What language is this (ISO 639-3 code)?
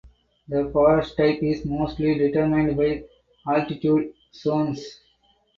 eng